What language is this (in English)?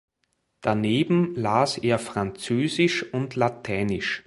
German